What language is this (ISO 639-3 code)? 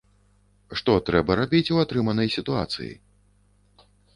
bel